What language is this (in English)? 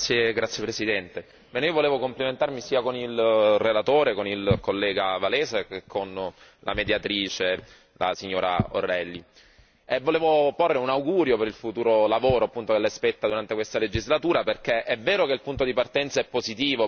Italian